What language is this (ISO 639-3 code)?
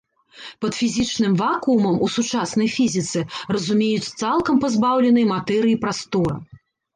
bel